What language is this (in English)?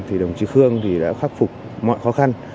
Vietnamese